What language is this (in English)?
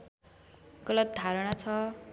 Nepali